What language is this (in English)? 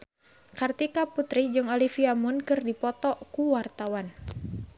Sundanese